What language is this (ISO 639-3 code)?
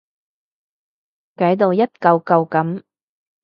yue